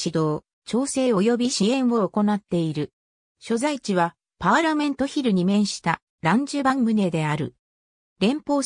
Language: Japanese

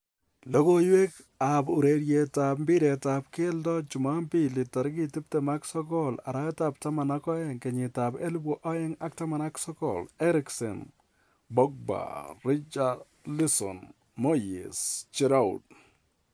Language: Kalenjin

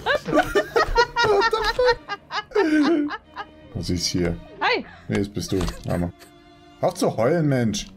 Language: German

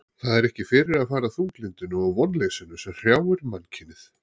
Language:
Icelandic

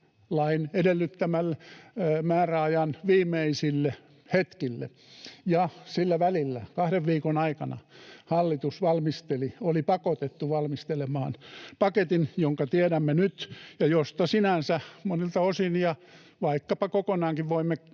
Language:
Finnish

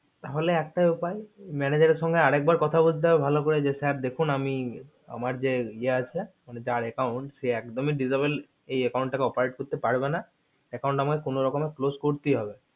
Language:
Bangla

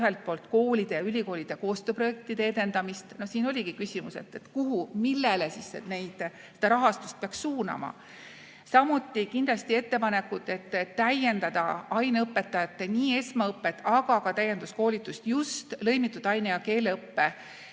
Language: Estonian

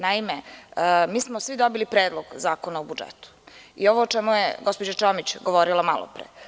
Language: Serbian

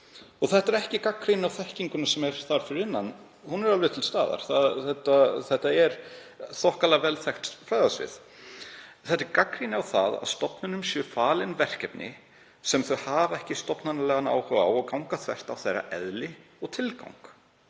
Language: Icelandic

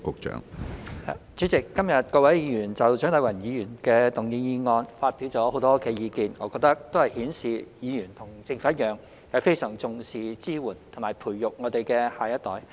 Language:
Cantonese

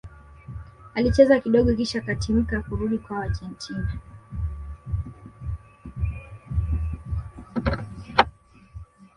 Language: Swahili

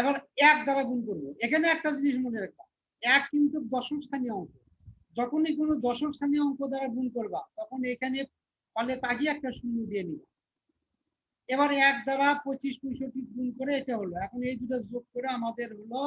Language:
Turkish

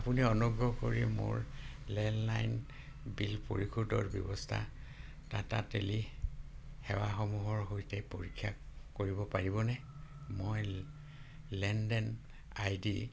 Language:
Assamese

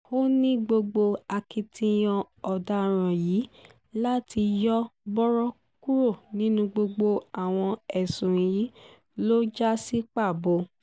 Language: Yoruba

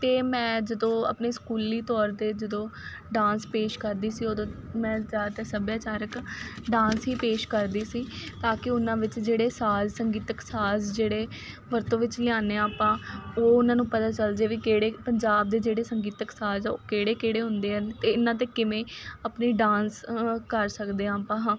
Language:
Punjabi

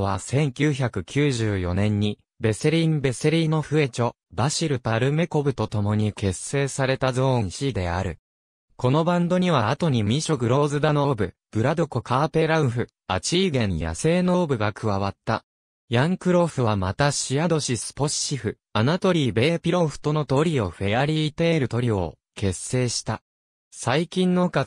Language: Japanese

